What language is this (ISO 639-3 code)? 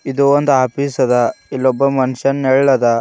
kan